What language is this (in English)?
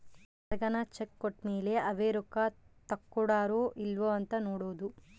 Kannada